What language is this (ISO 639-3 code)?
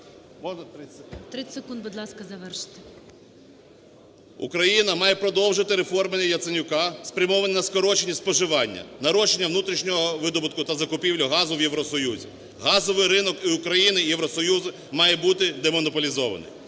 ukr